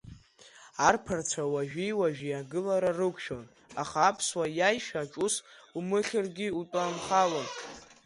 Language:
Abkhazian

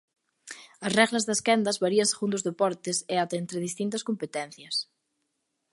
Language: Galician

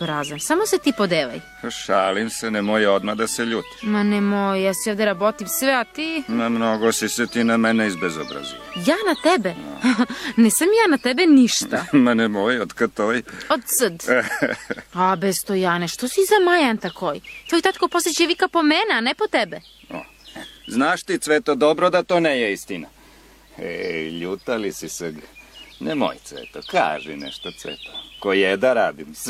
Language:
Croatian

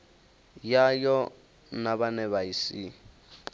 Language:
Venda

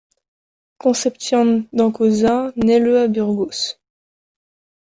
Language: French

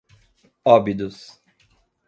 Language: Portuguese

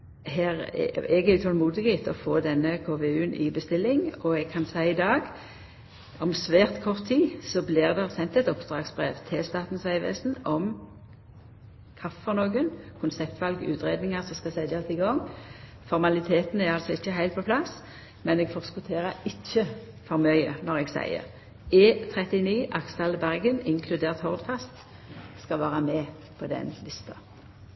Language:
Norwegian Nynorsk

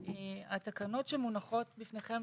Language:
Hebrew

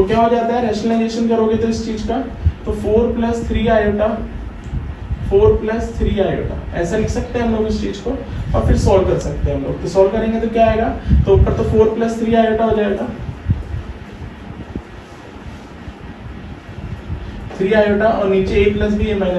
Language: Hindi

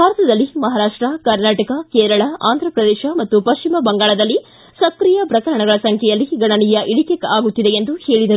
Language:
Kannada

